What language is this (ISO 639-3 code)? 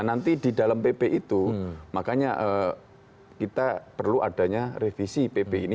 ind